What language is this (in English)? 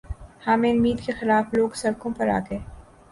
Urdu